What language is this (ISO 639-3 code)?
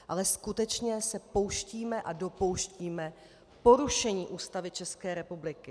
ces